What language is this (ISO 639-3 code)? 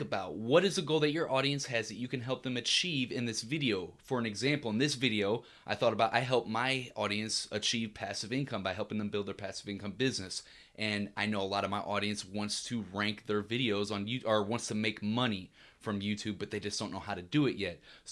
eng